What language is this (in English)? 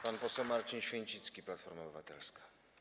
Polish